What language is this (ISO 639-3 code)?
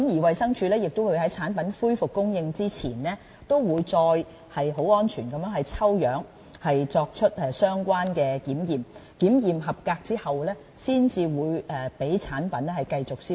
yue